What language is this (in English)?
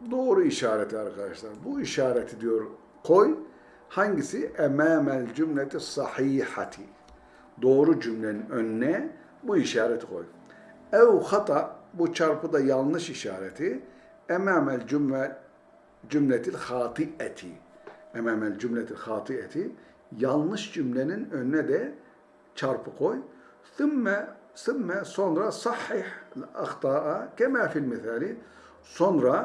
Turkish